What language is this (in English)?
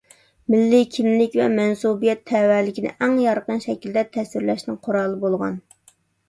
Uyghur